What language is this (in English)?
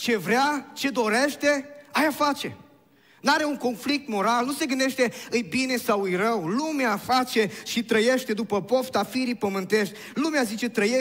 Romanian